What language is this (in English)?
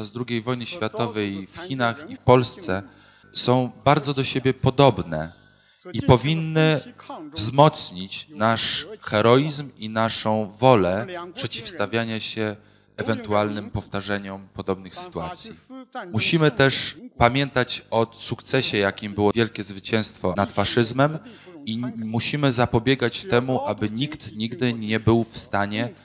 Polish